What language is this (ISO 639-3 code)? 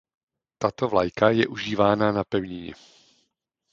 ces